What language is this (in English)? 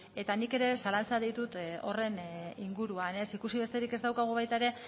Basque